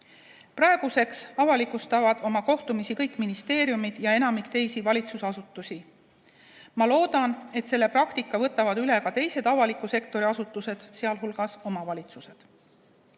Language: Estonian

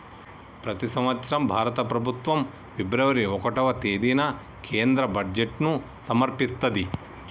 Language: Telugu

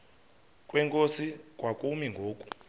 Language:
Xhosa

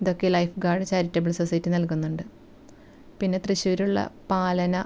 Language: Malayalam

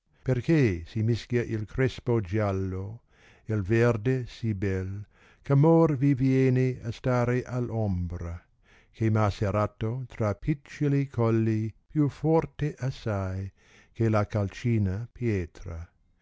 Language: Italian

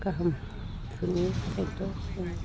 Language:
Bodo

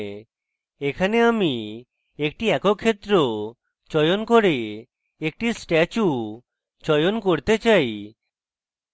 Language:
Bangla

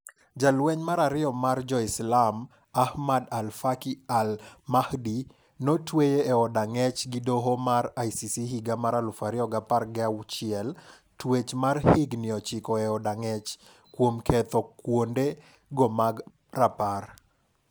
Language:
Luo (Kenya and Tanzania)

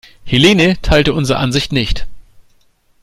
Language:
German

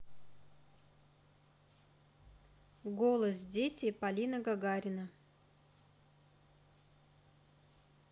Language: Russian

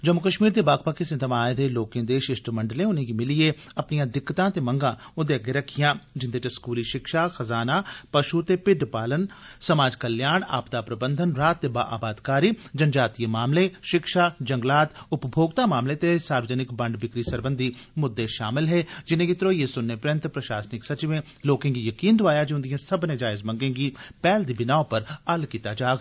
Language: Dogri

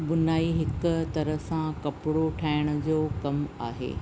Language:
Sindhi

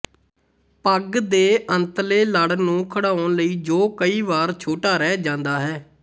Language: Punjabi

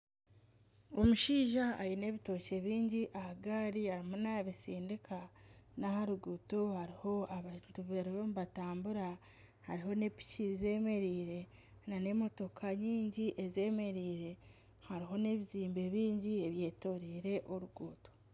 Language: Nyankole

